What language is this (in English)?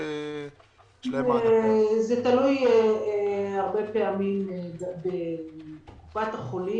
Hebrew